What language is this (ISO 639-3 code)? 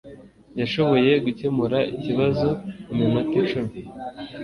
kin